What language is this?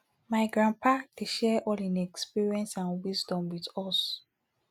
Nigerian Pidgin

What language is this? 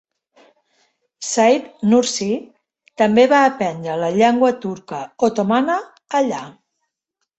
Catalan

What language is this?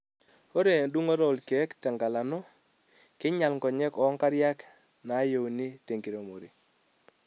Masai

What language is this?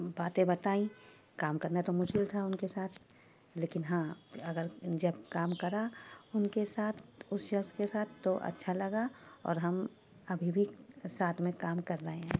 Urdu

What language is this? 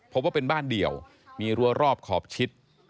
Thai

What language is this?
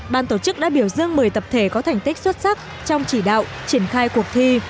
Vietnamese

